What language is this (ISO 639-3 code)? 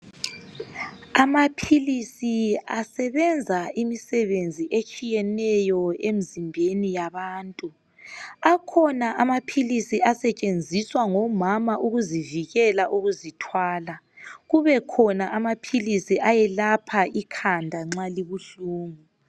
nde